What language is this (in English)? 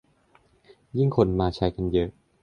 Thai